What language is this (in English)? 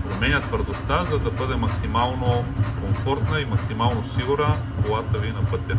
Bulgarian